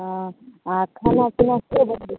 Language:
Maithili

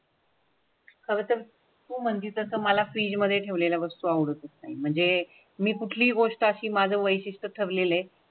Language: Marathi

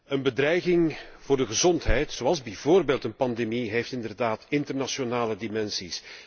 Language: Dutch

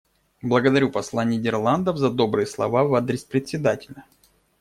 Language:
Russian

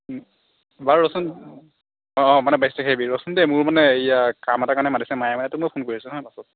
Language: Assamese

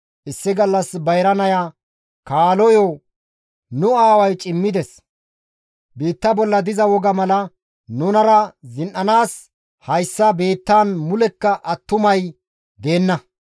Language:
Gamo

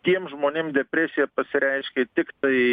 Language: Lithuanian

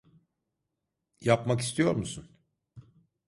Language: Turkish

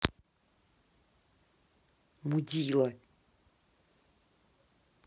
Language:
Russian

